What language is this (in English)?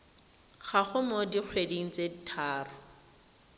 Tswana